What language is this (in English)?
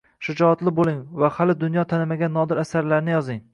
Uzbek